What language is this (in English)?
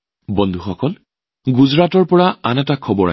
Assamese